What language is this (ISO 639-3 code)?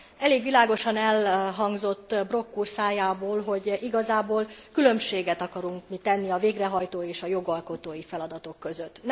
hun